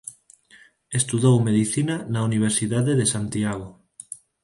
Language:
Galician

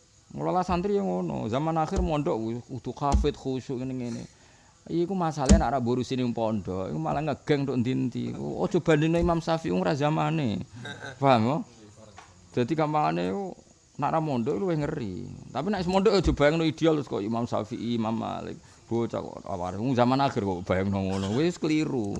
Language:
Indonesian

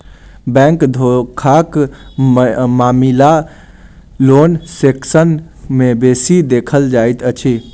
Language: Maithili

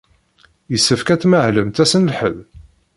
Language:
Kabyle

